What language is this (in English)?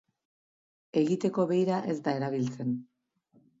Basque